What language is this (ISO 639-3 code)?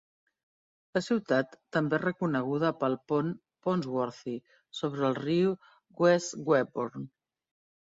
cat